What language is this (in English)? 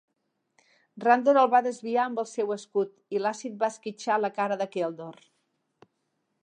Catalan